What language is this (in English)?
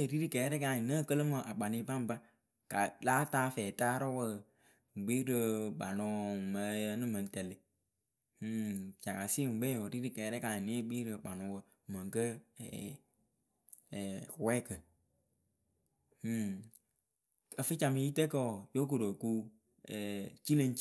Akebu